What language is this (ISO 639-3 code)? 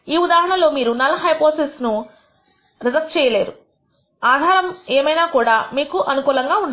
tel